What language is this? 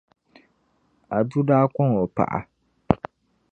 Dagbani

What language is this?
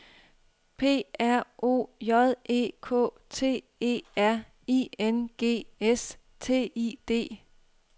Danish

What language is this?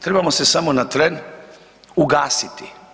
Croatian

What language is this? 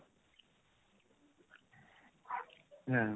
Bangla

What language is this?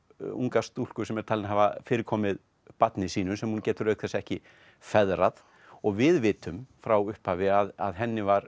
Icelandic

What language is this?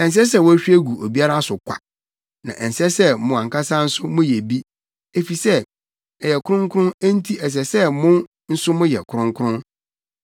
Akan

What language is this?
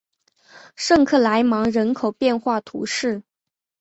Chinese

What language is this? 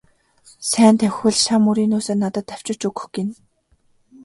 Mongolian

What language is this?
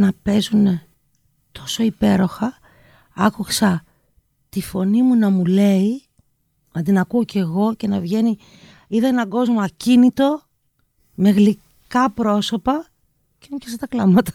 Greek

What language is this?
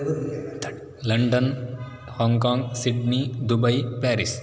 Sanskrit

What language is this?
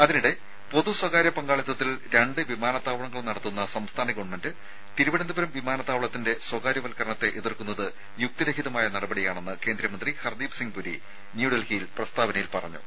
Malayalam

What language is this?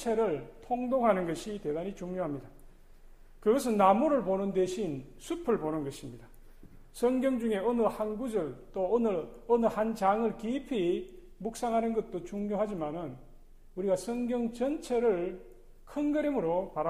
Korean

